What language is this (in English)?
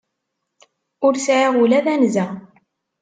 Kabyle